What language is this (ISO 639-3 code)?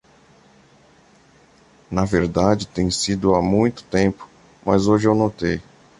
por